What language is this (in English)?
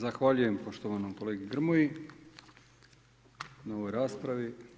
Croatian